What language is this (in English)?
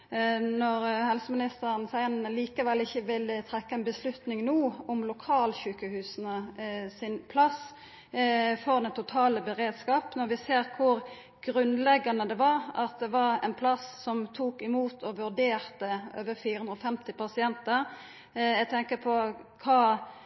Norwegian Nynorsk